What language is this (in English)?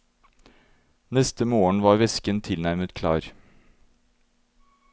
Norwegian